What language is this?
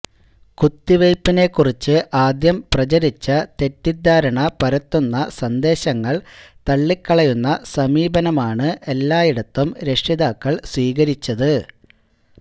Malayalam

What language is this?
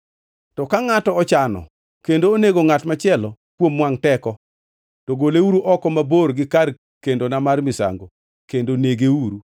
Luo (Kenya and Tanzania)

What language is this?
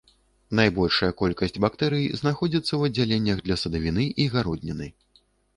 Belarusian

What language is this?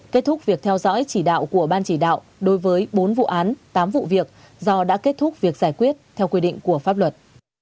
Vietnamese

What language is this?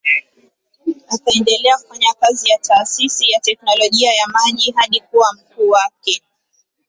Swahili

